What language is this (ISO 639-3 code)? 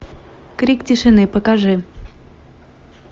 rus